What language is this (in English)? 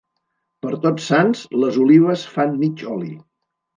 Catalan